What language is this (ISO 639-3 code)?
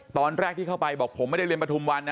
tha